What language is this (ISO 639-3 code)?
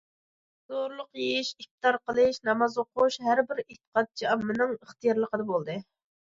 uig